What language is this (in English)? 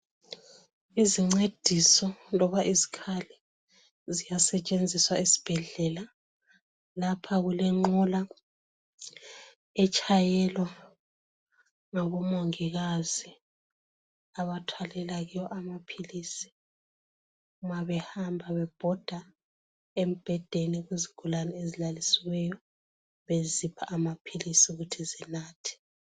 North Ndebele